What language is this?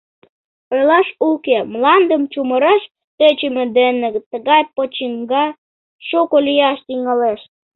Mari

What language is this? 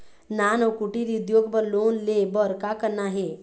Chhattisgarhi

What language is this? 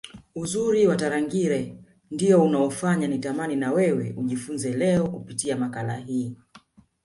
Swahili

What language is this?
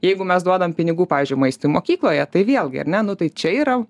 Lithuanian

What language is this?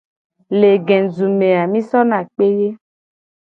Gen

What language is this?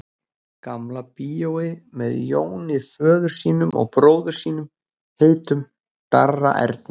Icelandic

